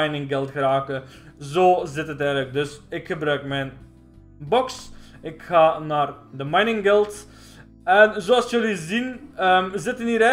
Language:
Dutch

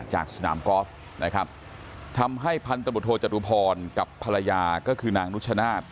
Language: Thai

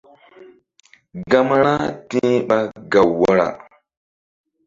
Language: Mbum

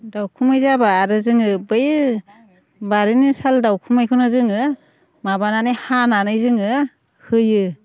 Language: Bodo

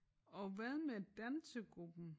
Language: Danish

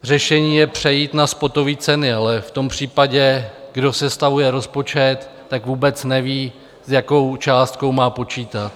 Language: Czech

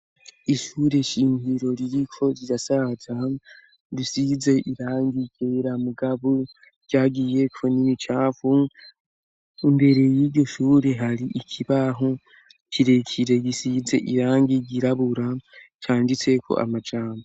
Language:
Rundi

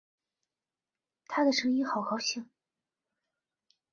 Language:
Chinese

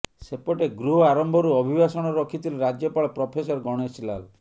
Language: Odia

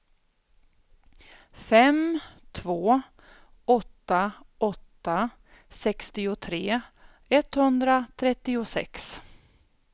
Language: Swedish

